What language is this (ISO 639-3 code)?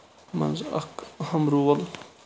kas